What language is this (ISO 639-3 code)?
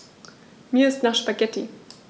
deu